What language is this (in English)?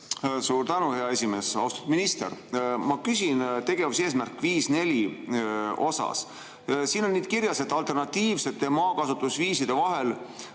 Estonian